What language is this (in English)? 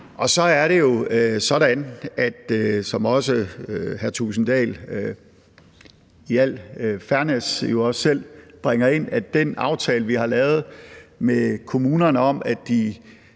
Danish